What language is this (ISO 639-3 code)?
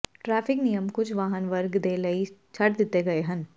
pan